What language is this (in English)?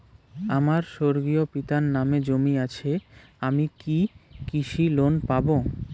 Bangla